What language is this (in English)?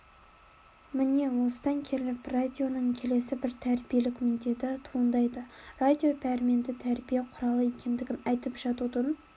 Kazakh